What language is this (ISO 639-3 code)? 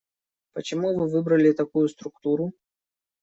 rus